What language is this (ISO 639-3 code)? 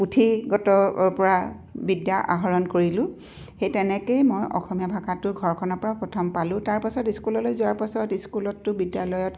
asm